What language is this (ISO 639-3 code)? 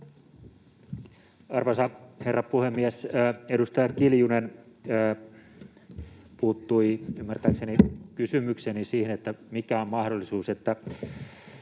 fin